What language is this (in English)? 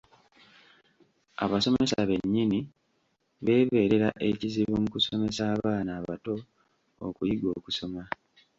Ganda